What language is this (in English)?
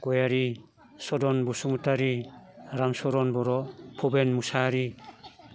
Bodo